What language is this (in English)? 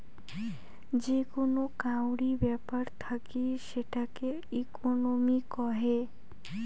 Bangla